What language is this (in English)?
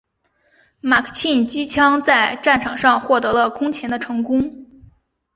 Chinese